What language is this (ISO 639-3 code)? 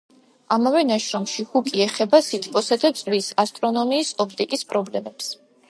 kat